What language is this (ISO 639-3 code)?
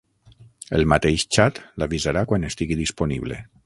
cat